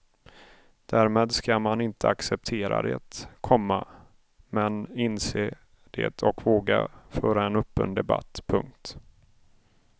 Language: Swedish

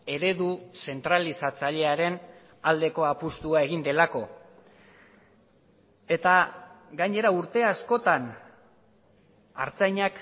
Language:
Basque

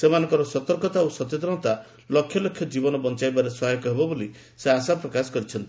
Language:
Odia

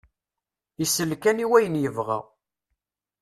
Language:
Kabyle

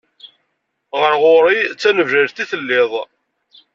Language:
Kabyle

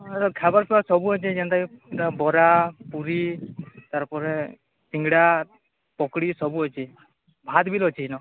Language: Odia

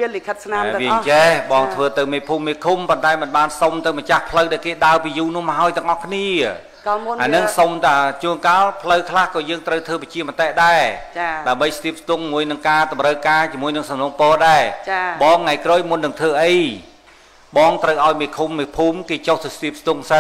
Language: Thai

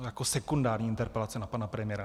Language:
Czech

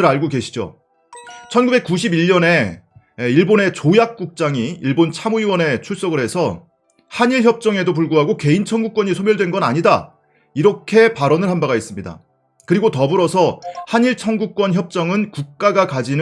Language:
Korean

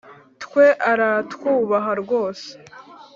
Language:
Kinyarwanda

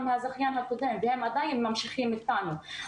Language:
Hebrew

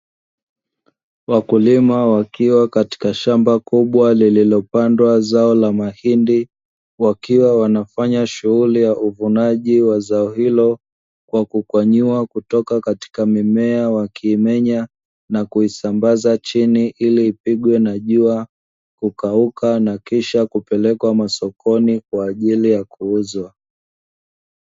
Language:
Swahili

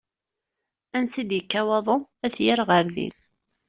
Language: Kabyle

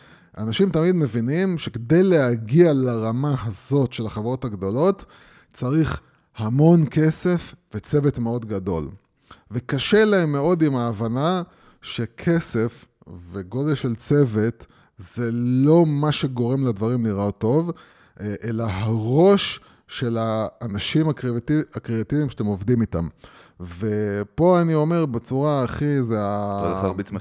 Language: Hebrew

